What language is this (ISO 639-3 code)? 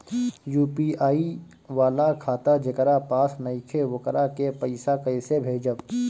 bho